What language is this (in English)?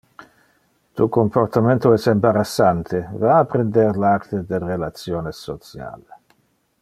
Interlingua